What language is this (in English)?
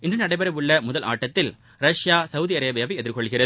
Tamil